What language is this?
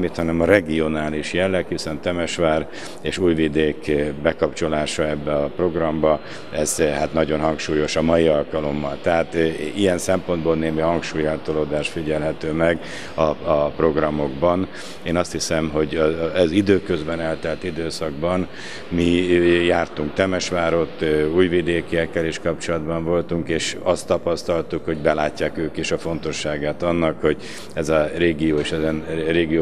Hungarian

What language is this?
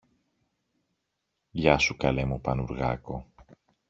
Greek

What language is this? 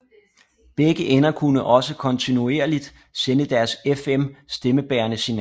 Danish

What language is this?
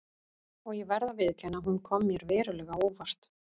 Icelandic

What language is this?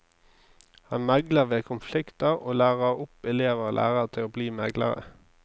Norwegian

